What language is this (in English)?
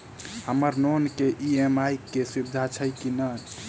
Maithili